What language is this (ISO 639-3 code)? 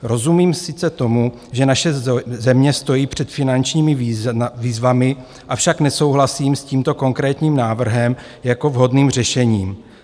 ces